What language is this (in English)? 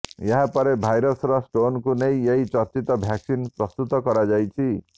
Odia